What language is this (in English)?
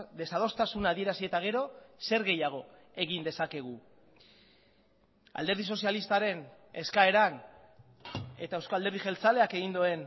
Basque